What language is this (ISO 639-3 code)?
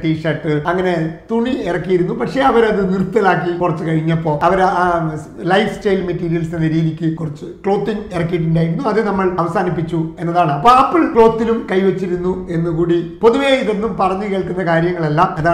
mal